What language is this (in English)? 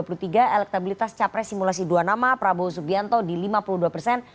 Indonesian